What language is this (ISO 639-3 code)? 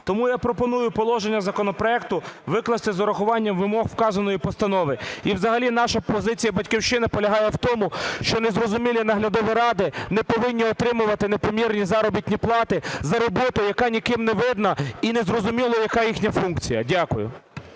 ukr